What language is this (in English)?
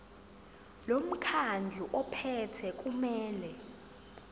Zulu